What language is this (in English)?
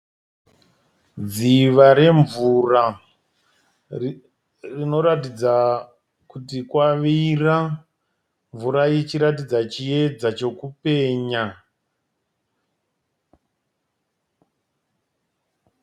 Shona